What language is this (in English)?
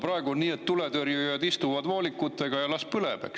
Estonian